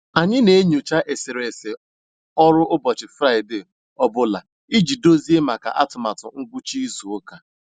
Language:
Igbo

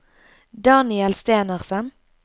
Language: Norwegian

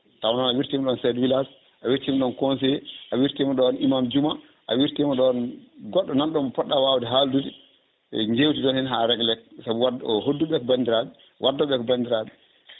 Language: Fula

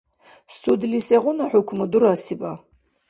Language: Dargwa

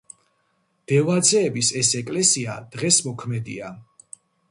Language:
Georgian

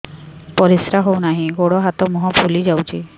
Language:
Odia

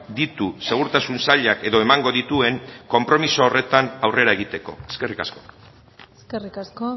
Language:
Basque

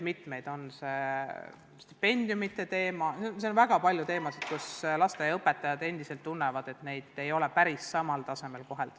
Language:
Estonian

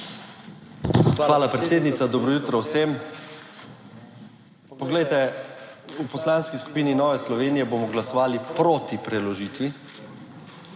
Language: Slovenian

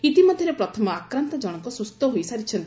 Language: Odia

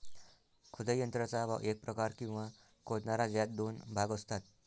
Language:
Marathi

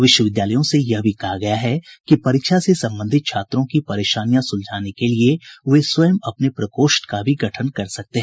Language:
Hindi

